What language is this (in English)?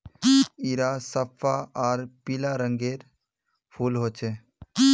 Magahi